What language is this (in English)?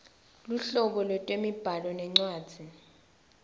Swati